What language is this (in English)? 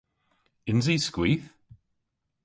Cornish